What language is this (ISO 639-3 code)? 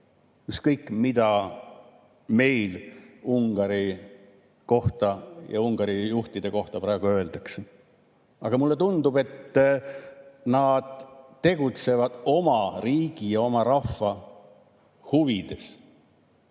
est